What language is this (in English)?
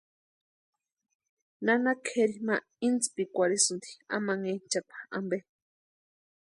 Western Highland Purepecha